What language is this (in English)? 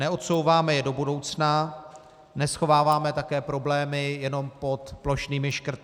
Czech